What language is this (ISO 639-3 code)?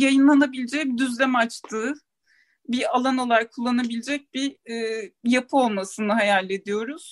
tur